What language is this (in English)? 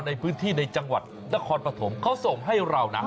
Thai